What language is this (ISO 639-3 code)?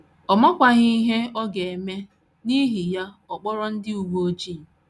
ibo